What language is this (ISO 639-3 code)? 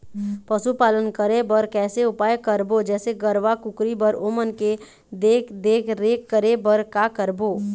hne